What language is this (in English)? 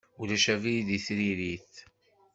Kabyle